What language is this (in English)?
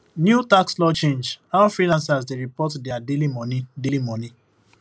Nigerian Pidgin